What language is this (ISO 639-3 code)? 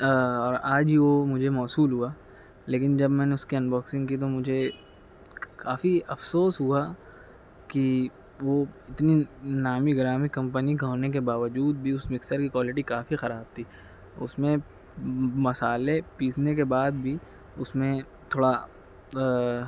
urd